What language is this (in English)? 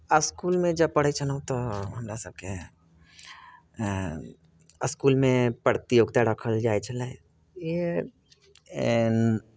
Maithili